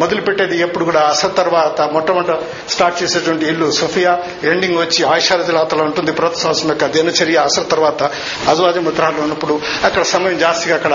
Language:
Telugu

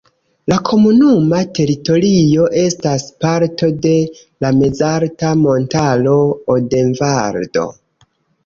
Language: Esperanto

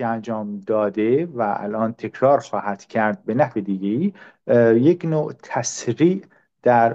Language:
Persian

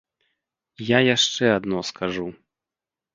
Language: Belarusian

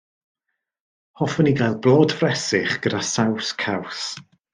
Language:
Welsh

